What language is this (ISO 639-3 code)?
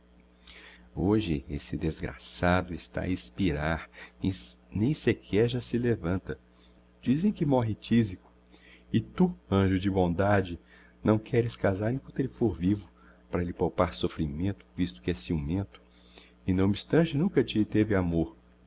por